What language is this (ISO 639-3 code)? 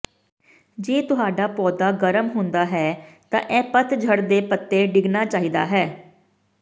pan